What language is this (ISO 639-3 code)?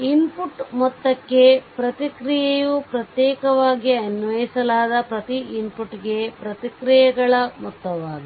kan